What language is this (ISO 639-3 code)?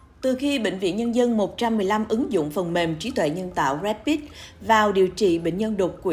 vie